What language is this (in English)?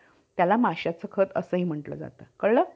Marathi